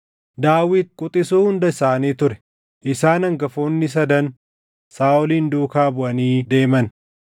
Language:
Oromo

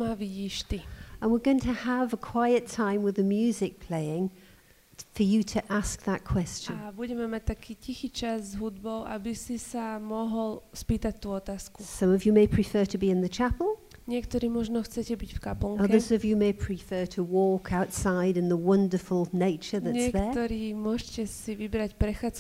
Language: Slovak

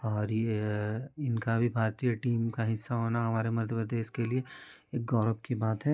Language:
Hindi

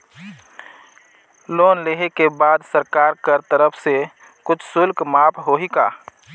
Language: Chhattisgarhi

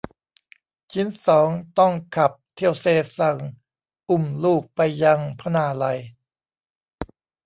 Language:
Thai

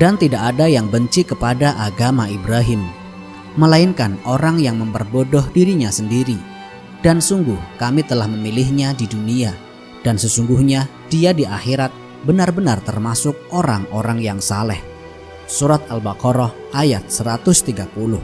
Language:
Indonesian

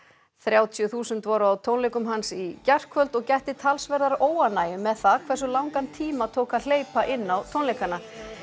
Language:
Icelandic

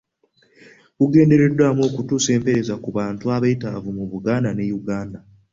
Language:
Ganda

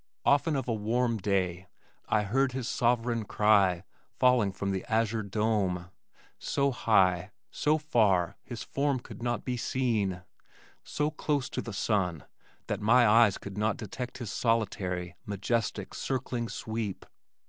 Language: English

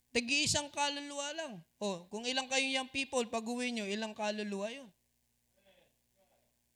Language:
Filipino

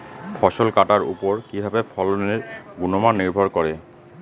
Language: Bangla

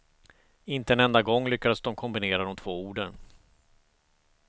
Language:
Swedish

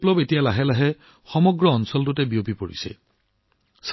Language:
Assamese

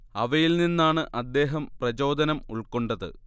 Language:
Malayalam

